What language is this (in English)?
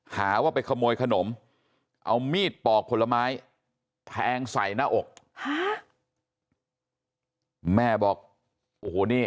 Thai